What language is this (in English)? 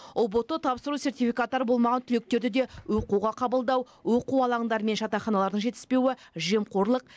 Kazakh